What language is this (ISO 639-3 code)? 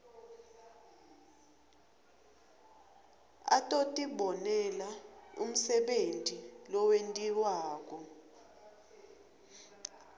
ssw